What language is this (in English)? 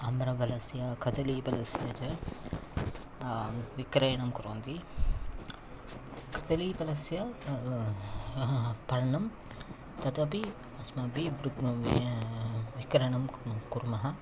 Sanskrit